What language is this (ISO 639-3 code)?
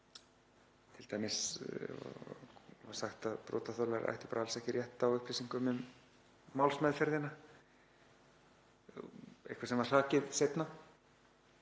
isl